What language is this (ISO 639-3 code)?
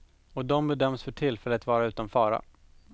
swe